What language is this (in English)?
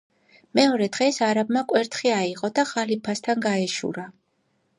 Georgian